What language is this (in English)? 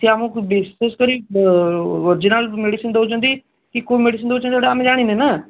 Odia